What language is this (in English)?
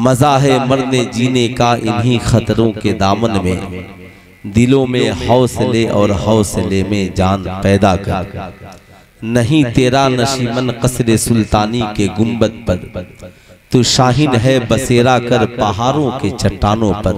Hindi